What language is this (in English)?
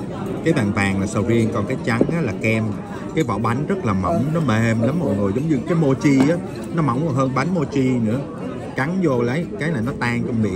Vietnamese